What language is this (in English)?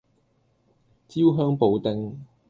Cantonese